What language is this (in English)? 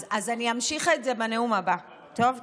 Hebrew